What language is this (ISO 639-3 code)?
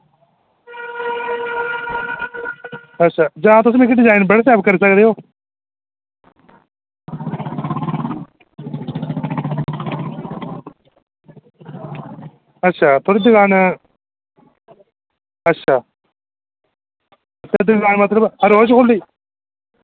doi